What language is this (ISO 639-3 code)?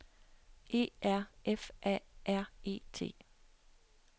dan